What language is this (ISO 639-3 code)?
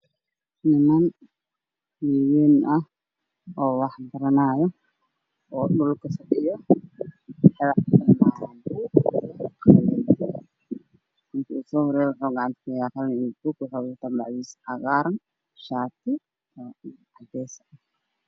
som